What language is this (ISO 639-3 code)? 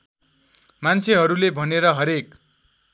nep